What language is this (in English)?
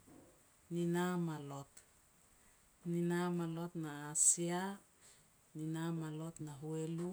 Petats